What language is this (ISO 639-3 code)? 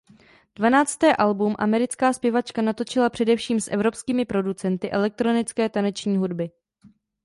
ces